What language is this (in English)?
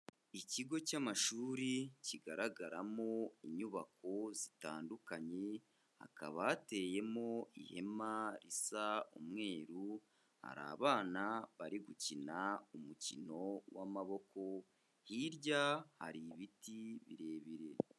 Kinyarwanda